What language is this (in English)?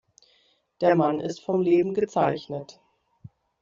German